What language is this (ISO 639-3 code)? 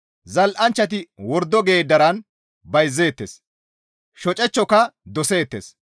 gmv